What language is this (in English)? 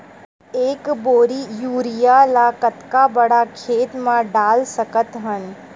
Chhattisgarhi